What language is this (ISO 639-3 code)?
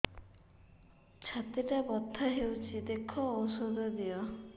ori